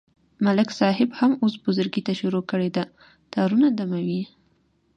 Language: Pashto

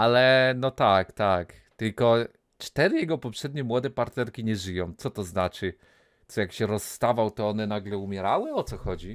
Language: Polish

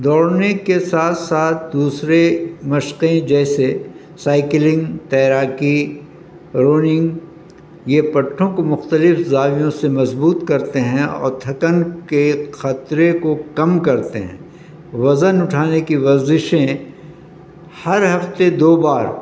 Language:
Urdu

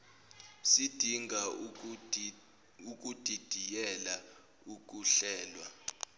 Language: Zulu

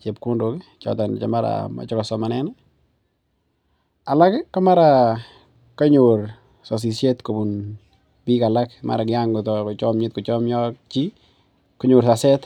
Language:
Kalenjin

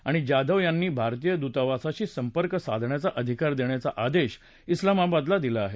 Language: Marathi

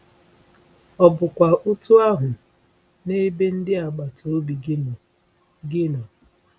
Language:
Igbo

